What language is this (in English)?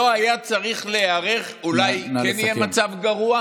Hebrew